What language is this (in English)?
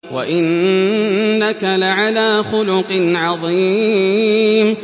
Arabic